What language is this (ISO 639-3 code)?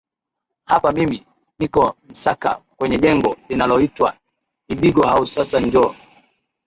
swa